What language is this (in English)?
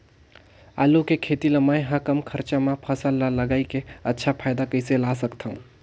Chhattisgarhi